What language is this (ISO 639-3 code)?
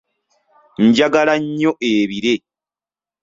lug